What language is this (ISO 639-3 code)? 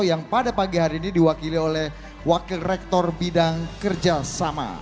ind